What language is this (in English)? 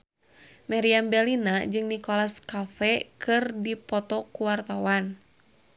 Sundanese